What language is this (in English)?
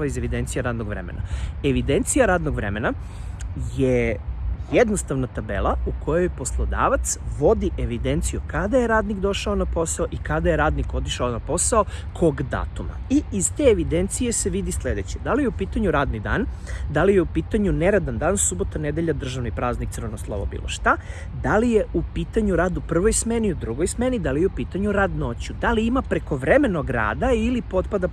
Serbian